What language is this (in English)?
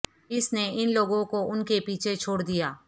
Urdu